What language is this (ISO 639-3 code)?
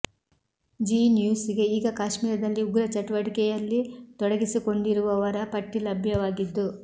kan